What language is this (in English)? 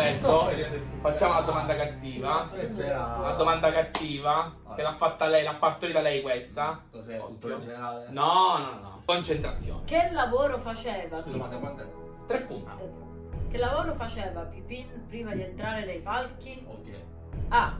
Italian